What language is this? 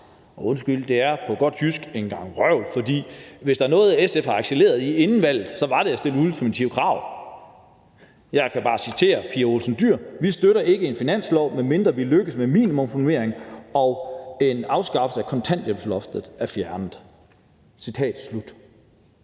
Danish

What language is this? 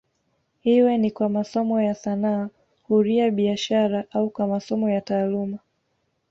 Swahili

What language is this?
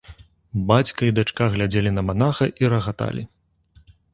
Belarusian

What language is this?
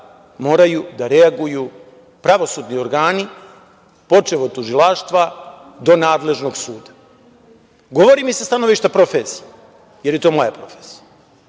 Serbian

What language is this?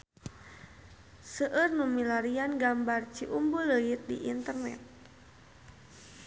Sundanese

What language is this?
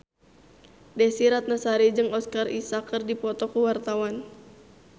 Sundanese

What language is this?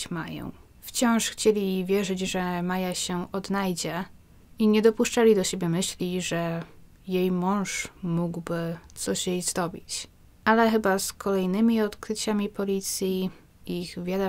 Polish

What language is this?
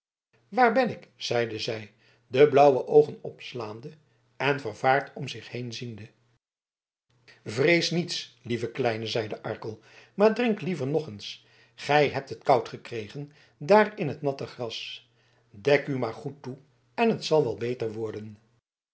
Dutch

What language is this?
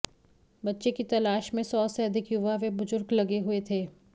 Hindi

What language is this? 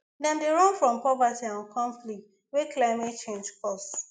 Nigerian Pidgin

